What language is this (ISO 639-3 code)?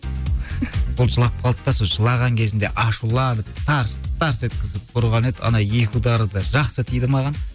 kaz